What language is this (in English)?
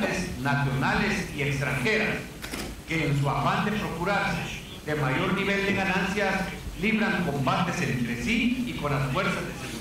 Spanish